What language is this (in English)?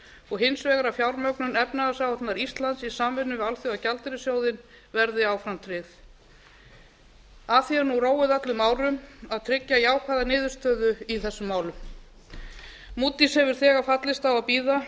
Icelandic